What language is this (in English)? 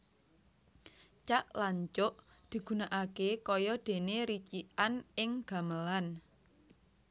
Javanese